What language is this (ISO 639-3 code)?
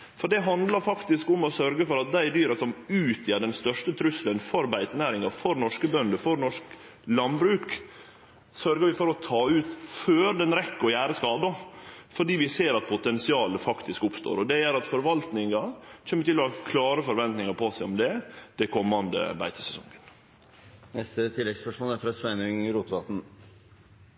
nno